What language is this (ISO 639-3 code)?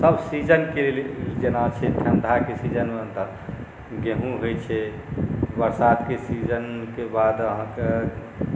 mai